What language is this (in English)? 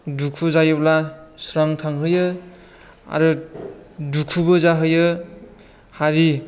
Bodo